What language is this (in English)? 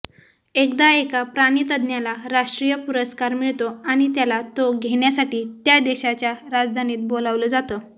Marathi